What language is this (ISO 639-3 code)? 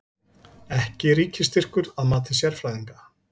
isl